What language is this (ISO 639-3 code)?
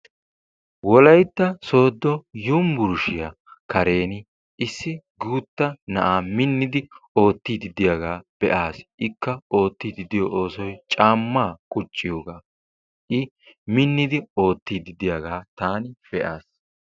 wal